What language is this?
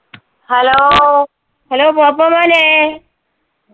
Malayalam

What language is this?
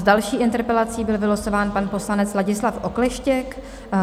Czech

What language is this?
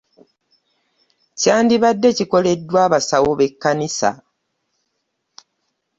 Ganda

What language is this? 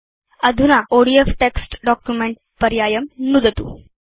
Sanskrit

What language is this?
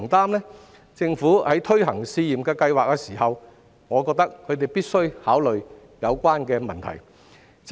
Cantonese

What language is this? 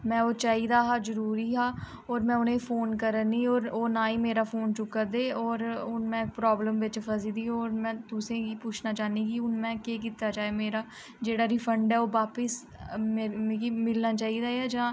Dogri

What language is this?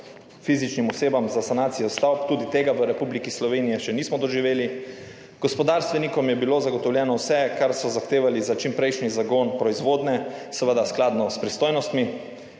Slovenian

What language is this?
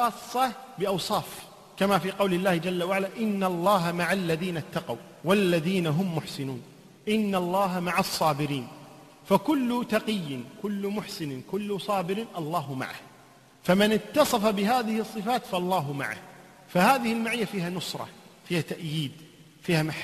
Arabic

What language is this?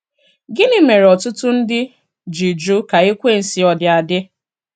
Igbo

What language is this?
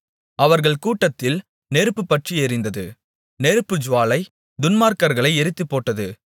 Tamil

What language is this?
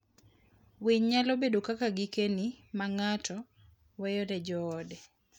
Luo (Kenya and Tanzania)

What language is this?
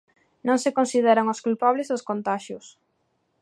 Galician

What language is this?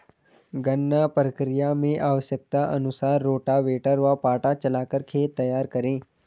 Hindi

